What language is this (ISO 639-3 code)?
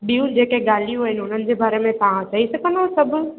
snd